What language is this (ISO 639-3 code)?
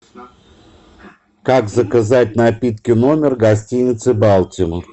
rus